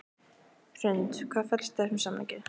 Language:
Icelandic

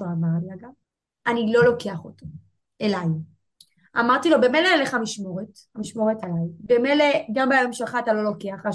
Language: Hebrew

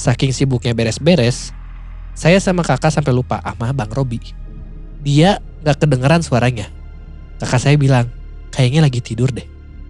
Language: Indonesian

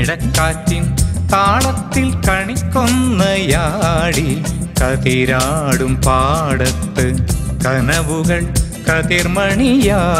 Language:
Thai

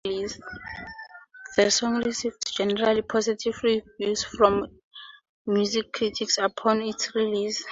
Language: English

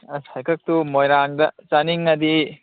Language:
Manipuri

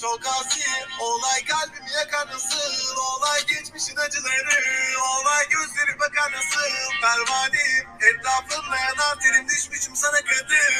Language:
Turkish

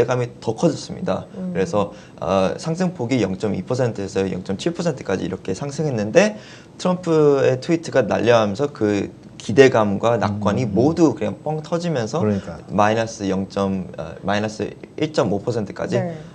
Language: Korean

